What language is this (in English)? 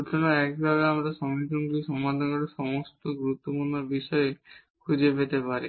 Bangla